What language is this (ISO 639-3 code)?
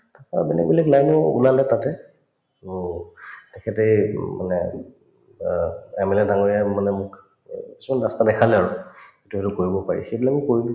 asm